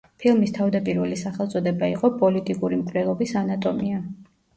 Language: Georgian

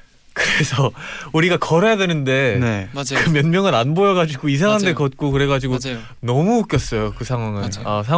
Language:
Korean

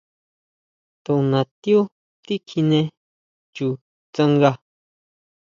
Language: Huautla Mazatec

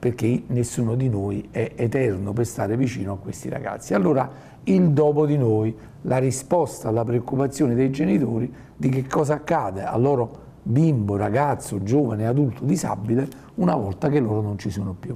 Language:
Italian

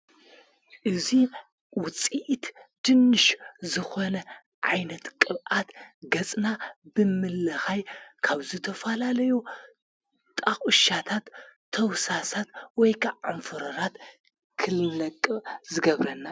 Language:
Tigrinya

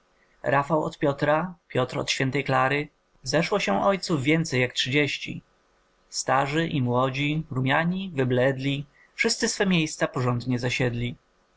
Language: Polish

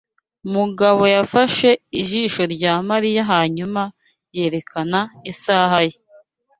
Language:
Kinyarwanda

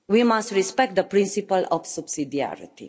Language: English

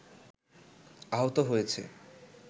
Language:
Bangla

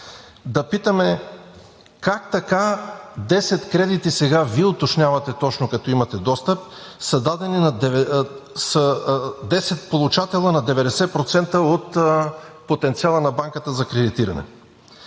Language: Bulgarian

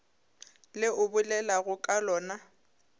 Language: Northern Sotho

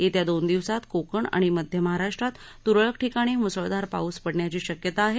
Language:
Marathi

